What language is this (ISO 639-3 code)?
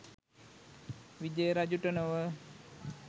sin